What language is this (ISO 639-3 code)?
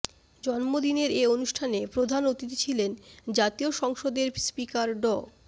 ben